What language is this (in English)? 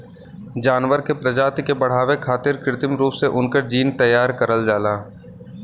Bhojpuri